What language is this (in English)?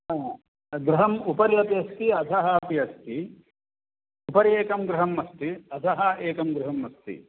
Sanskrit